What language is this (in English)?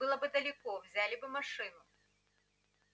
Russian